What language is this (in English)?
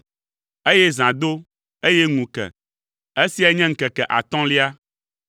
Ewe